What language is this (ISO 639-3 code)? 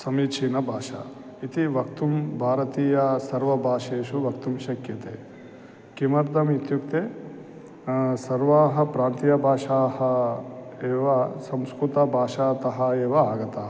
san